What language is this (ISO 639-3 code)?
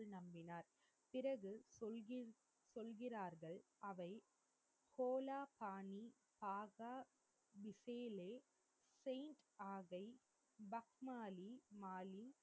tam